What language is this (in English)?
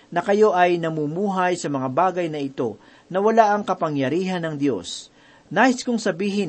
Filipino